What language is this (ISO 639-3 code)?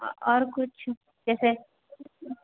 mai